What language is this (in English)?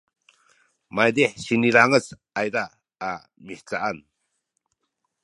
Sakizaya